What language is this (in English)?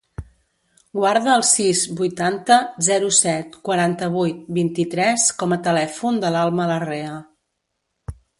Catalan